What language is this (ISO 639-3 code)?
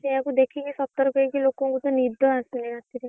ori